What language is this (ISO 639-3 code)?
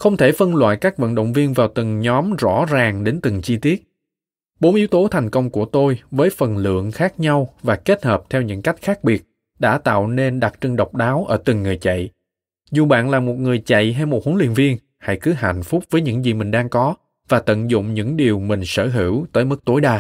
vie